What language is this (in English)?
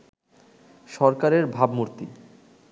Bangla